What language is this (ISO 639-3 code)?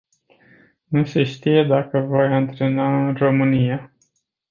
ron